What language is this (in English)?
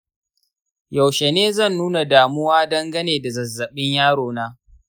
Hausa